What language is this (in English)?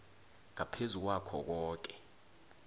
South Ndebele